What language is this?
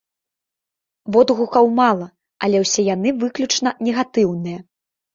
Belarusian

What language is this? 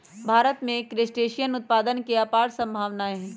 Magahi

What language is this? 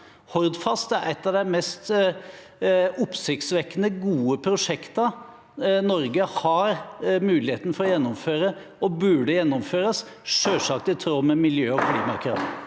Norwegian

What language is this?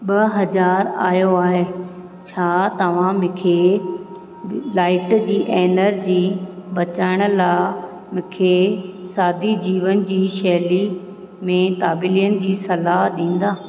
Sindhi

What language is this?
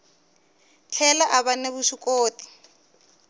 Tsonga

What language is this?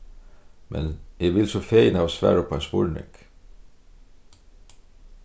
Faroese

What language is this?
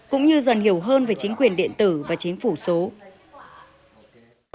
Vietnamese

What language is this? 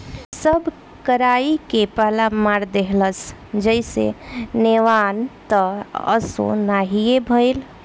Bhojpuri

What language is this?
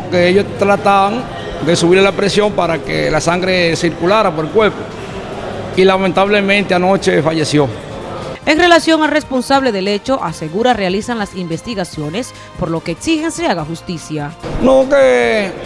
Spanish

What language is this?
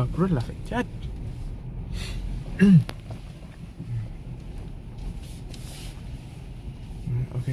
Vietnamese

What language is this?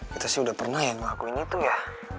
Indonesian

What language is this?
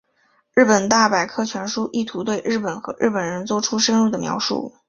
Chinese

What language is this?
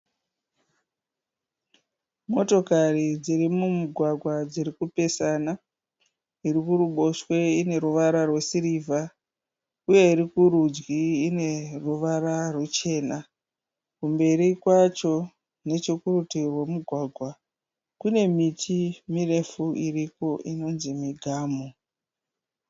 Shona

